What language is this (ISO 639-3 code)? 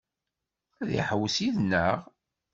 kab